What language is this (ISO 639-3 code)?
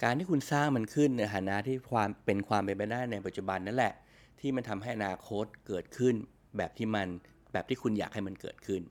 tha